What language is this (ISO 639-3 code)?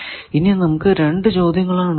mal